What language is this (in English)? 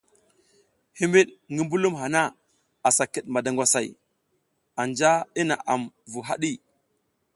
South Giziga